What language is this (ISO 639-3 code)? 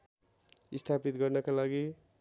nep